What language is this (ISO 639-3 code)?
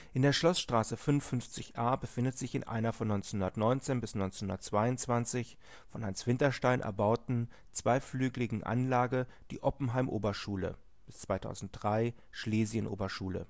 deu